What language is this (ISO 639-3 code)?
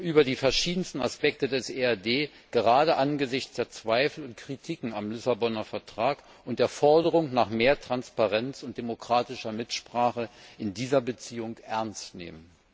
deu